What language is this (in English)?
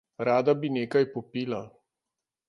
Slovenian